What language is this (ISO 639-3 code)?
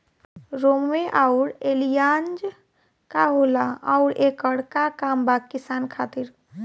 bho